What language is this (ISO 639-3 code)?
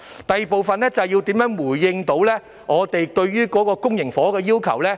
yue